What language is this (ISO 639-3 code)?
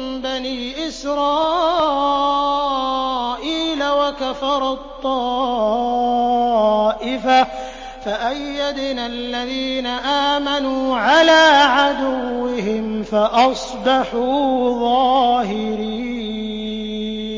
ara